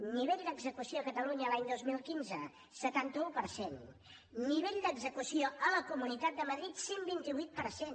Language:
Catalan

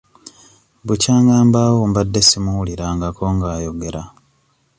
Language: Ganda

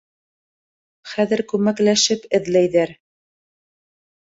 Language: Bashkir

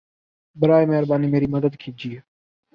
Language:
Urdu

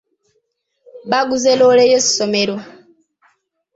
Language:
Ganda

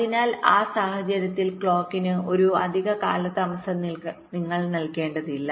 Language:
Malayalam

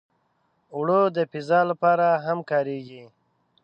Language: Pashto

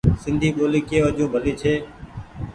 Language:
Goaria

